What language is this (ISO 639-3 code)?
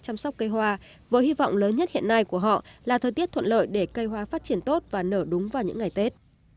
vie